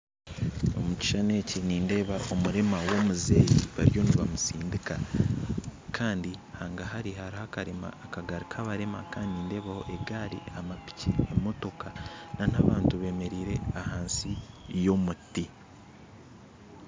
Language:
Nyankole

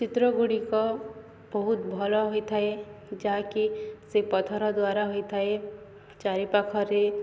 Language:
Odia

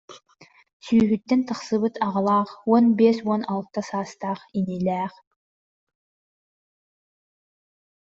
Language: Yakut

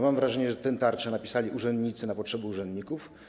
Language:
Polish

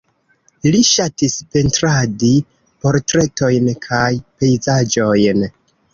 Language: Esperanto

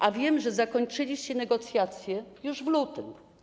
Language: Polish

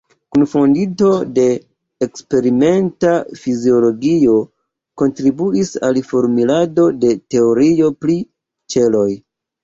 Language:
Esperanto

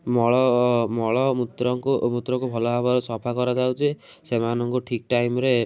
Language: Odia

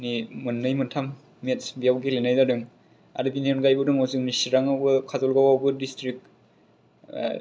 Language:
Bodo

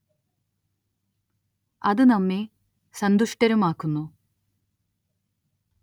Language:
Malayalam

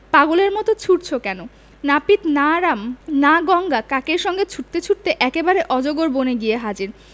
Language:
Bangla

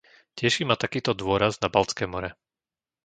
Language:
Slovak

